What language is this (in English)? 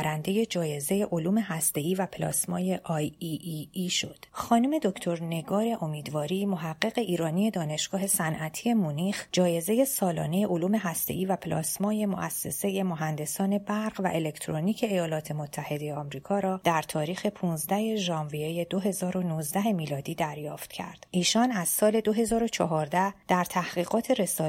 Persian